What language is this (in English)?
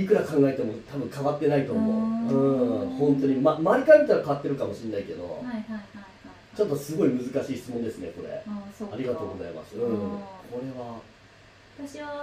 Japanese